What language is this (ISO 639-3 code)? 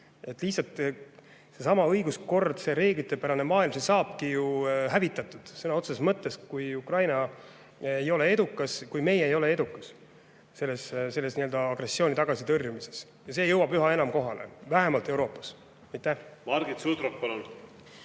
est